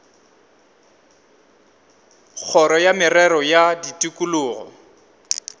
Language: Northern Sotho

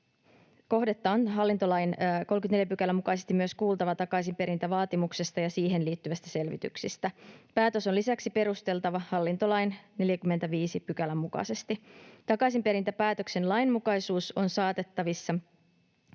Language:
Finnish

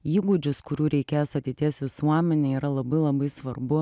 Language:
Lithuanian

